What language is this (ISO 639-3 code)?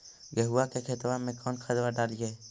mag